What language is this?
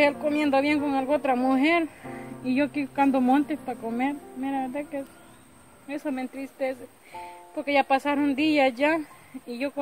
Spanish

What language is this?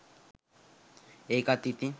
Sinhala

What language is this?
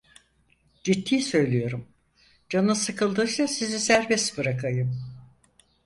Turkish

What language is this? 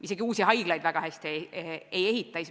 Estonian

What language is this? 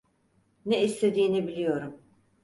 Turkish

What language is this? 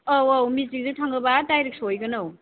Bodo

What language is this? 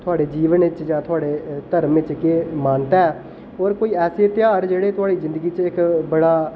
Dogri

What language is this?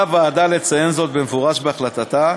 Hebrew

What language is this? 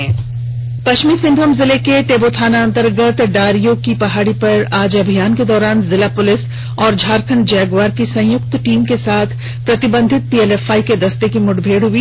Hindi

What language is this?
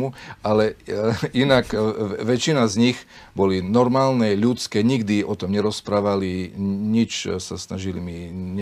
Slovak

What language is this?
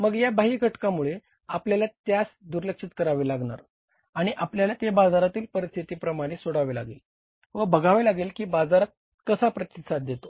Marathi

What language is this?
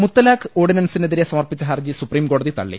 Malayalam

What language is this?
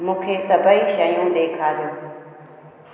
Sindhi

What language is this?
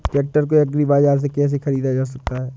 Hindi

